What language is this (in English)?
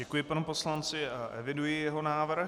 Czech